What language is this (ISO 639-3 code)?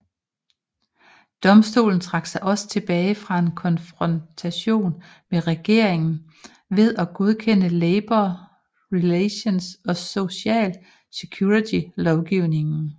dan